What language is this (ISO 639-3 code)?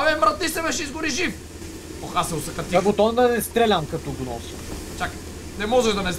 bul